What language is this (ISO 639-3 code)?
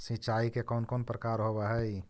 mag